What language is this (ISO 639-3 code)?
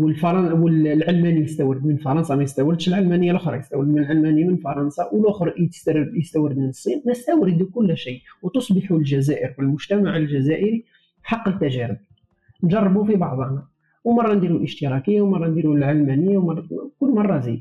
ara